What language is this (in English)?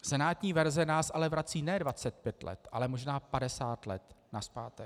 Czech